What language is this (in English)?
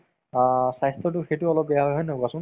Assamese